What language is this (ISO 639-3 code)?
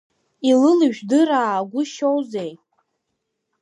abk